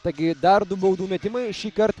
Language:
Lithuanian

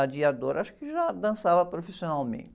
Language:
Portuguese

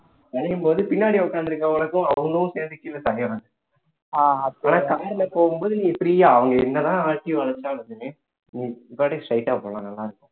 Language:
Tamil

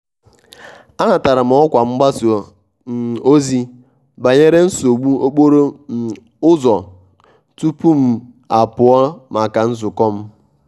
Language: Igbo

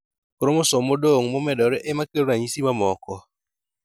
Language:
Luo (Kenya and Tanzania)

